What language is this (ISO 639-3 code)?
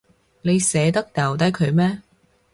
yue